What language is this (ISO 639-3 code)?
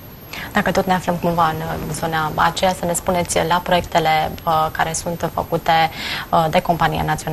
ron